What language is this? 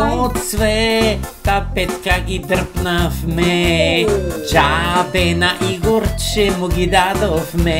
Romanian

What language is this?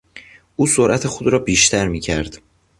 Persian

